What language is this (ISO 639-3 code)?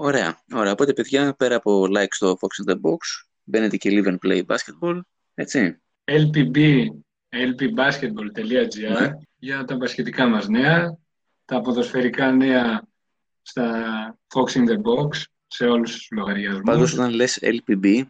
ell